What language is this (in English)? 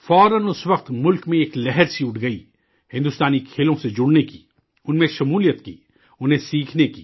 Urdu